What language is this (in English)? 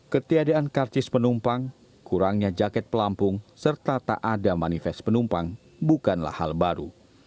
Indonesian